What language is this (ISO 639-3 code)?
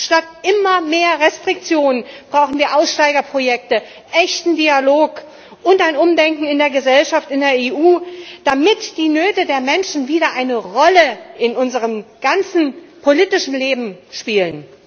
deu